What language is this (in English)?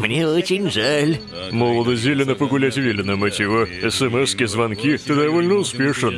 Russian